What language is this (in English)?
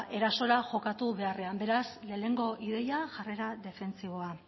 Basque